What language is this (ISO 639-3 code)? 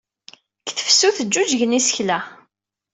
kab